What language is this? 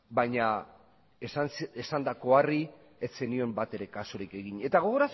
Basque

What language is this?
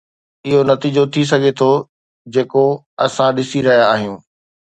Sindhi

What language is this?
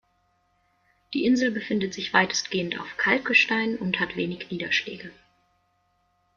German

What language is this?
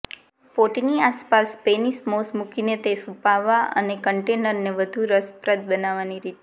Gujarati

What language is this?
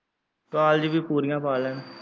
Punjabi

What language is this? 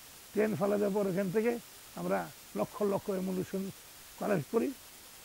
Dutch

